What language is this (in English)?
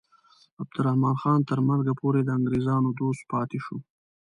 Pashto